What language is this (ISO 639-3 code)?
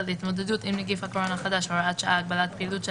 heb